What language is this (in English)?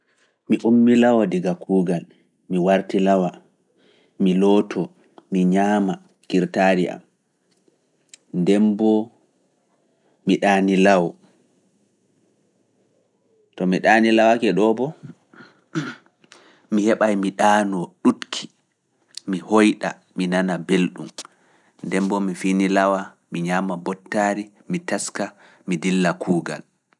Fula